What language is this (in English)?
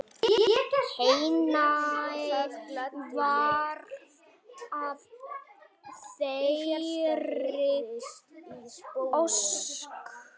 Icelandic